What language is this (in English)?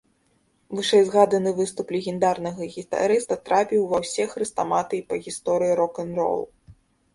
Belarusian